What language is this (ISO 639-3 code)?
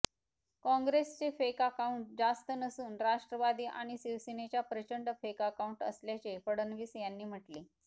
mar